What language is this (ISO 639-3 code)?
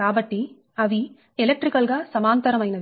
tel